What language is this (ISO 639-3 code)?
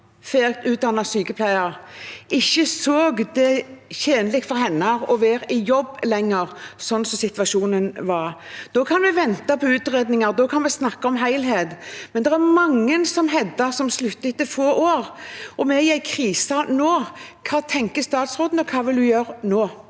nor